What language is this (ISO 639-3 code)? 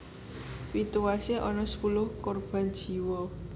jav